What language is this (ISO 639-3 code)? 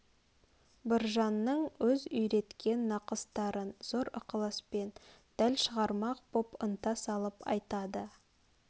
kaz